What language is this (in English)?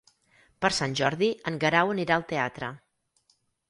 Catalan